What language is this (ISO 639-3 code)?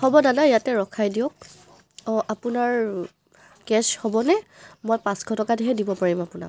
asm